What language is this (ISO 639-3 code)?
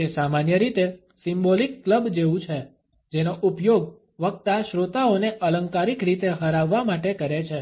guj